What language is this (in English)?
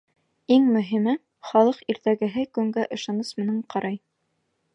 Bashkir